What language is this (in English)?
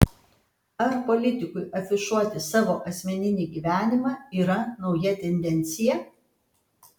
Lithuanian